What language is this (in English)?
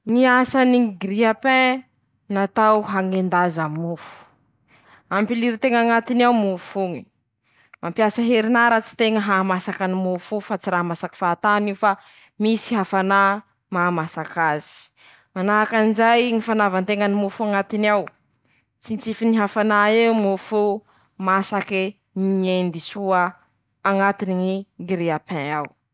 Masikoro Malagasy